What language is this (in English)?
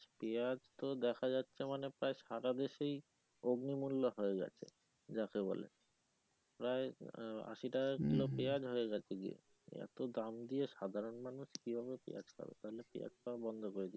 Bangla